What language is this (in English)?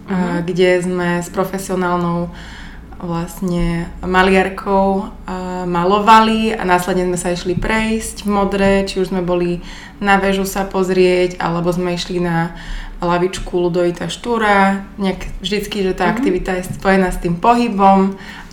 Slovak